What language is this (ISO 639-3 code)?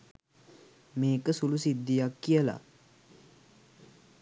sin